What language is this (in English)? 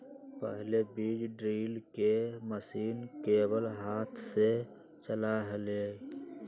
Magahi